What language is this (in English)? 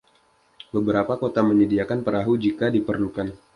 Indonesian